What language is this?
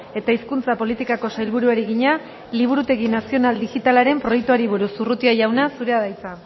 Basque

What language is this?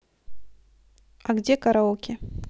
Russian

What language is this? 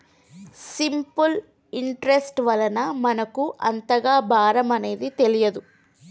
Telugu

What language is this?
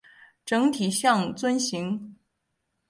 Chinese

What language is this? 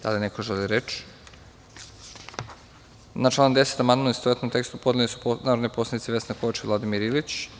Serbian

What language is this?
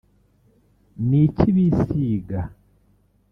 Kinyarwanda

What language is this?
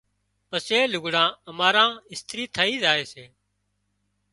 Wadiyara Koli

